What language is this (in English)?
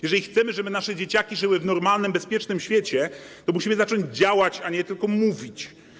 Polish